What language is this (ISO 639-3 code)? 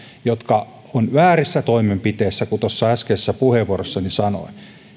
fin